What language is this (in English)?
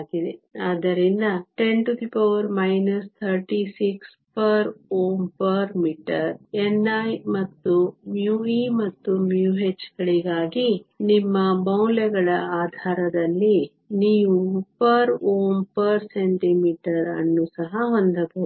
Kannada